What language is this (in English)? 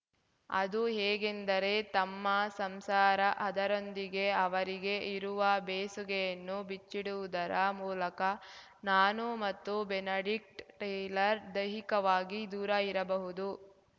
Kannada